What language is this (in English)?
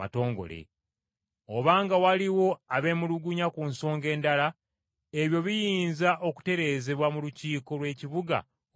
Ganda